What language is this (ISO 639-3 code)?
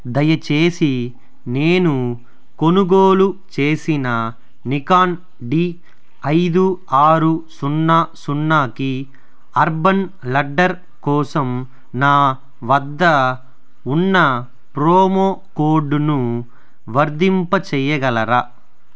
tel